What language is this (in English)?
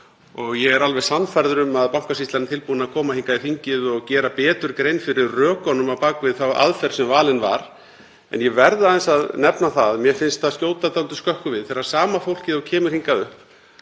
Icelandic